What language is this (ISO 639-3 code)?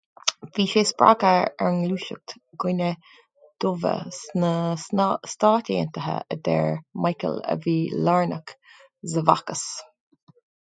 gle